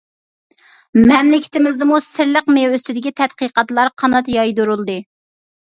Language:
Uyghur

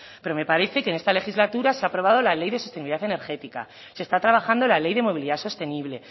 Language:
Spanish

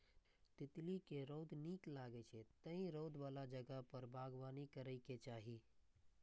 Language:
Maithili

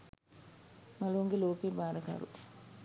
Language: Sinhala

